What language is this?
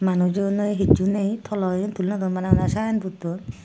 Chakma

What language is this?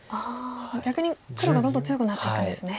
Japanese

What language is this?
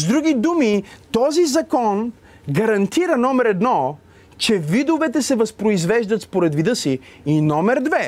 Bulgarian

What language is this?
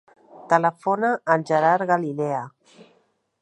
Catalan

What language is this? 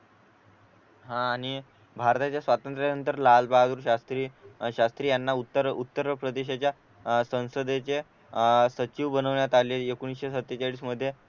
Marathi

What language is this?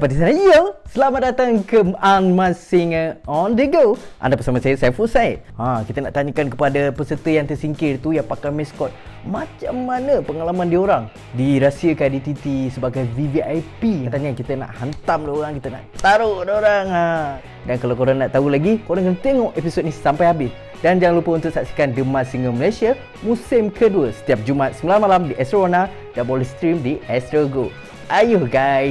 Malay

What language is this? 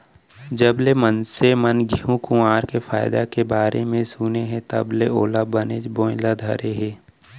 Chhattisgarhi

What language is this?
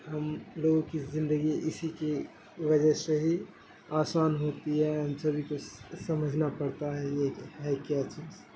Urdu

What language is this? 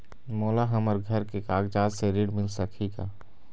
Chhattisgarhi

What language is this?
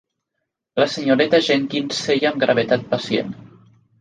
Catalan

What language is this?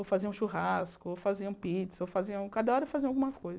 Portuguese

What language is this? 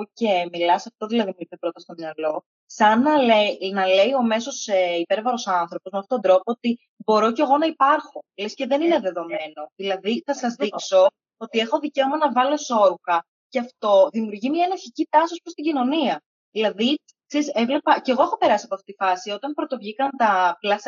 Greek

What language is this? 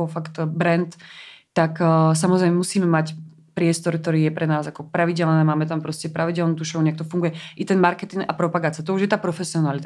Czech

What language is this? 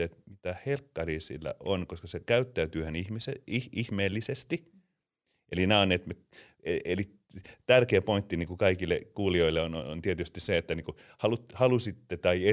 Finnish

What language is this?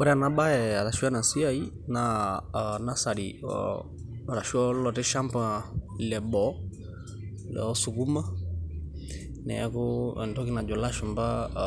Masai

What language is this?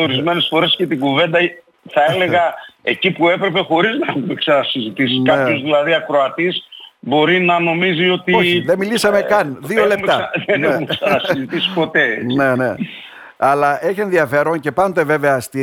Greek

